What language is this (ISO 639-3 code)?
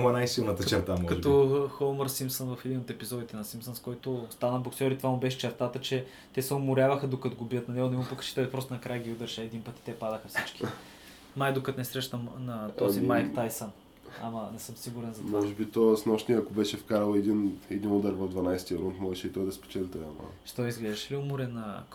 bul